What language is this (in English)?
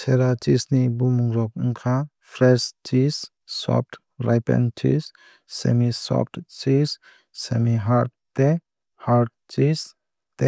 Kok Borok